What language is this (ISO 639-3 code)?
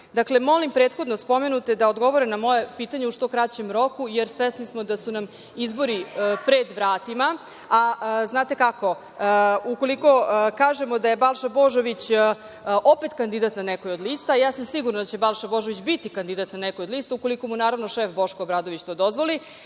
srp